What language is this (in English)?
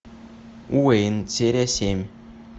Russian